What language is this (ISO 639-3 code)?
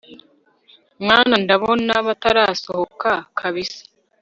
kin